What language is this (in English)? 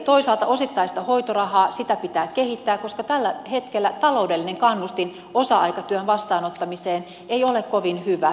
Finnish